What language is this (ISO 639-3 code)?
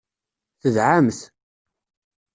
kab